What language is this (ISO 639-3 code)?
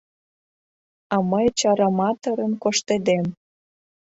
chm